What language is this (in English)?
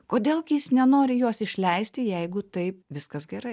Lithuanian